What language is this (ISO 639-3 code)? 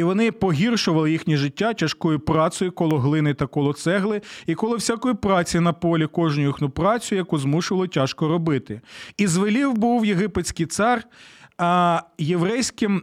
ukr